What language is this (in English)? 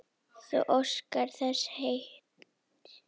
Icelandic